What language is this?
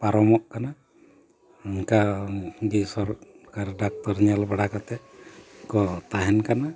Santali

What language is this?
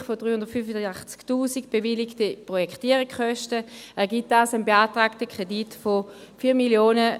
Swiss German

